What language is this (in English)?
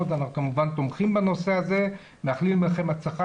Hebrew